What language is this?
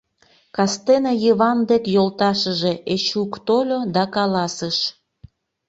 Mari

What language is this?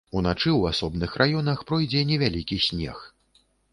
Belarusian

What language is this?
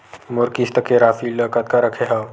Chhattisgarhi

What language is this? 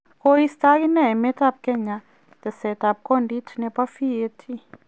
Kalenjin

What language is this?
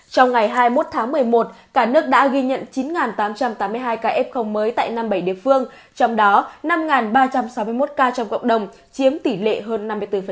Vietnamese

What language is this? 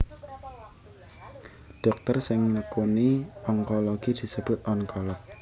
Javanese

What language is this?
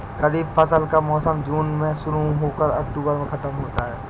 Hindi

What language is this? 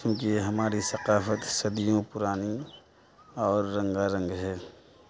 Urdu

